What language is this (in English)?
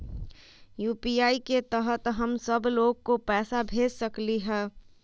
Magahi